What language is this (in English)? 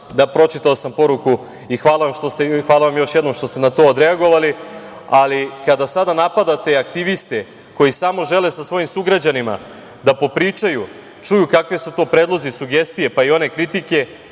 Serbian